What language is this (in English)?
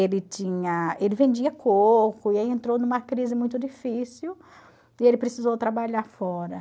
Portuguese